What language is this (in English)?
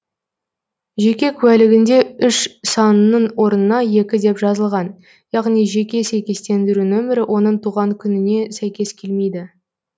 Kazakh